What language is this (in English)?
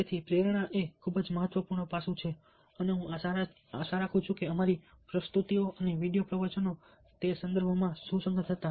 Gujarati